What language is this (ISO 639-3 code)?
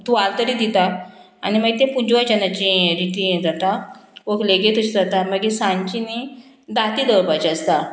kok